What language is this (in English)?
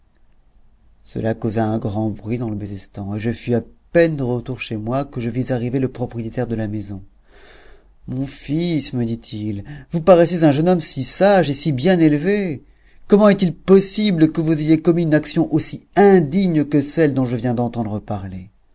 French